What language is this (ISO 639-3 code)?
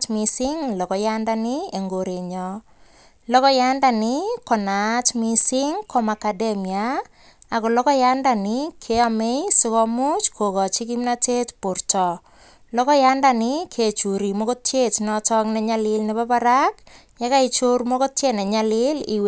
kln